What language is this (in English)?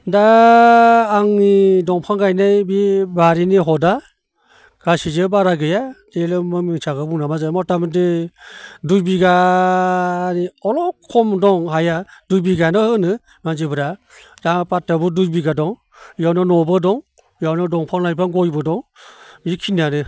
Bodo